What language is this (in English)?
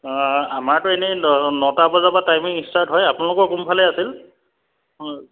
Assamese